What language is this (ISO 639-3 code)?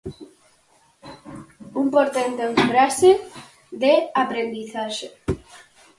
glg